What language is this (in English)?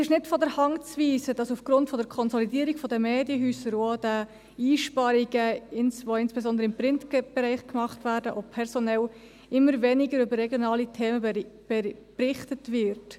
Swiss German